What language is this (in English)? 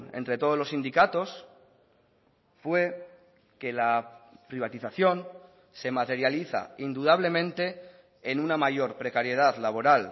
Spanish